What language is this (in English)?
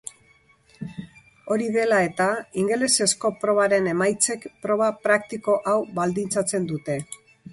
Basque